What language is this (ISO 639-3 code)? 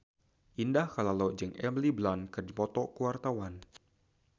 sun